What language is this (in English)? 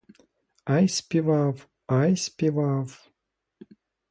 Ukrainian